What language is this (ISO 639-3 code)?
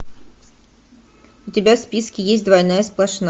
rus